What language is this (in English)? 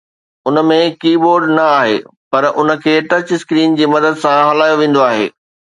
Sindhi